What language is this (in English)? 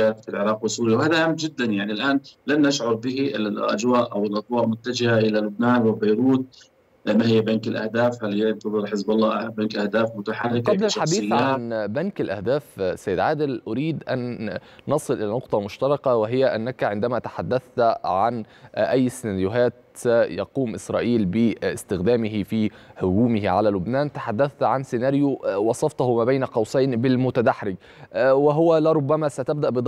Arabic